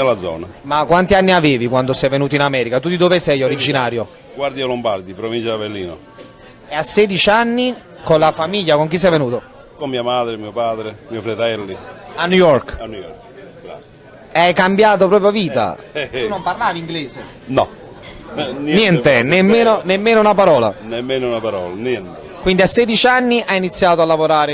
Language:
Italian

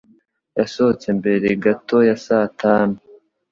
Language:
Kinyarwanda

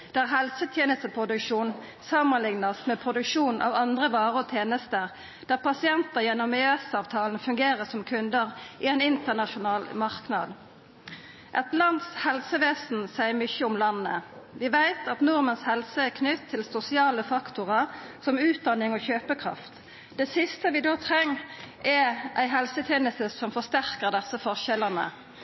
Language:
Norwegian Nynorsk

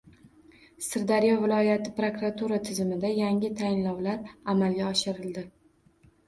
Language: Uzbek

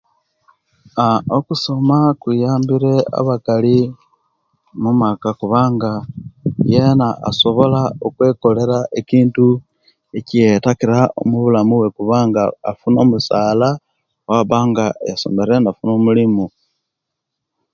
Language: Kenyi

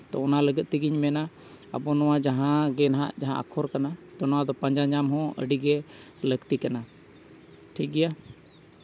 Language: Santali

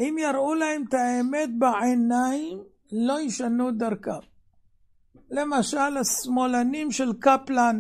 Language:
Hebrew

